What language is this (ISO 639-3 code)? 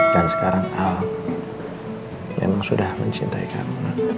ind